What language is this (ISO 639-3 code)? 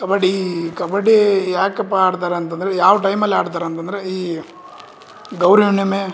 kan